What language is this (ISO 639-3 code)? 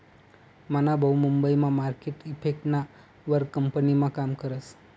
mar